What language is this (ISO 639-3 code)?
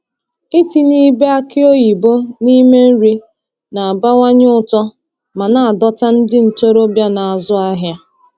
ibo